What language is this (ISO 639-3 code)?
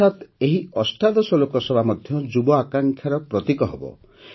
ori